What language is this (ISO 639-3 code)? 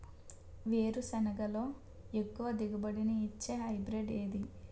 tel